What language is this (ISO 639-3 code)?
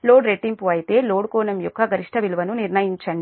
tel